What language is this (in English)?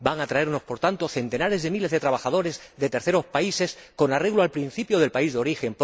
Spanish